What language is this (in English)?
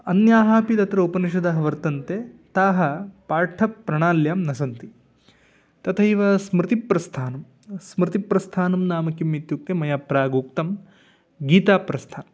Sanskrit